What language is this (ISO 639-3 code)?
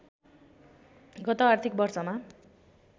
nep